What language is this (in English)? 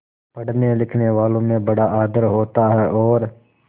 Hindi